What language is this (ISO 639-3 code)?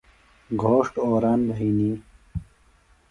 phl